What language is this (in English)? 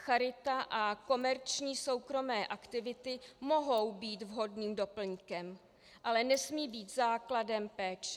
Czech